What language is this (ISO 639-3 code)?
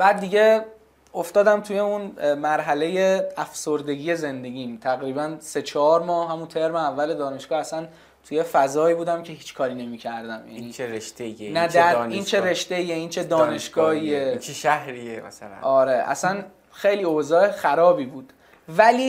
fas